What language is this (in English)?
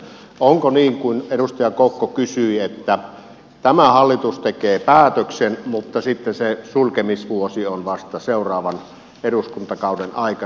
Finnish